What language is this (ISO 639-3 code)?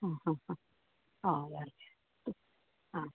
kok